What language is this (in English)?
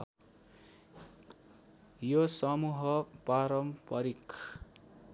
Nepali